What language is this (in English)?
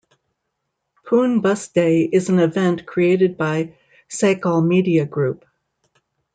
English